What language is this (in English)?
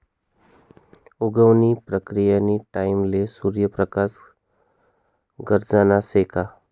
Marathi